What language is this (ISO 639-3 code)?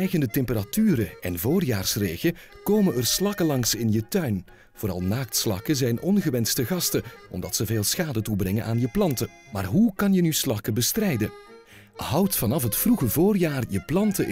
nld